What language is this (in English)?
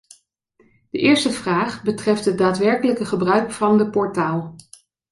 Dutch